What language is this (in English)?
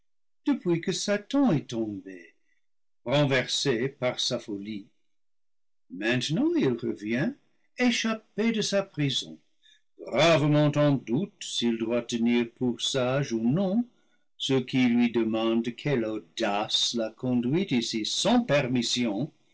French